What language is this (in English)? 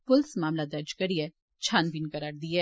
Dogri